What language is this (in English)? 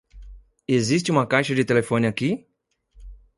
Portuguese